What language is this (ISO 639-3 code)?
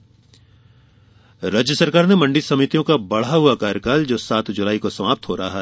hin